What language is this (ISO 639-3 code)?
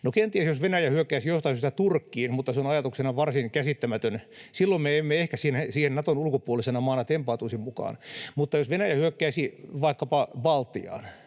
fin